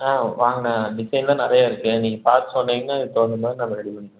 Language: Tamil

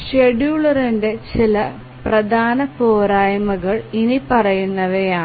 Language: Malayalam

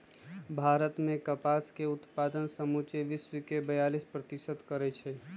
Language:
Magahi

